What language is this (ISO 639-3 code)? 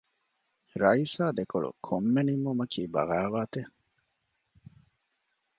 div